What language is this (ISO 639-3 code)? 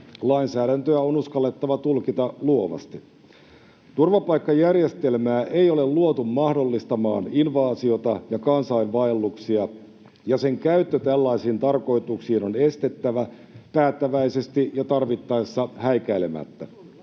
fin